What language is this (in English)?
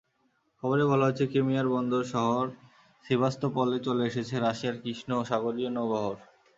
Bangla